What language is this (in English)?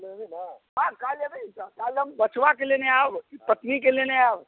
Maithili